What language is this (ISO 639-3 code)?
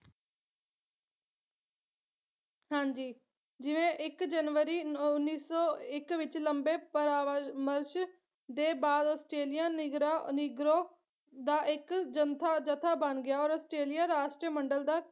pan